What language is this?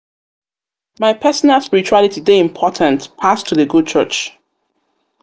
Nigerian Pidgin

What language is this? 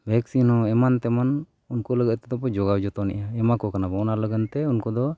Santali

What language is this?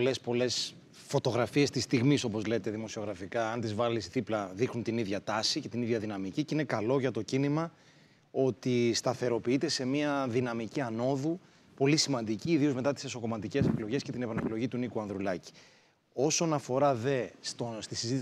Greek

